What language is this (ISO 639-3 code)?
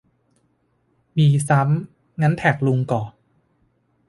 tha